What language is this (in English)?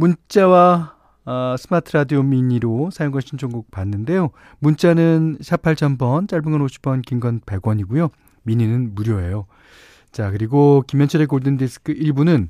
Korean